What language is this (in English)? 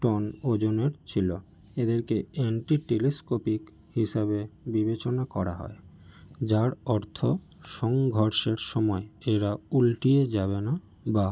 Bangla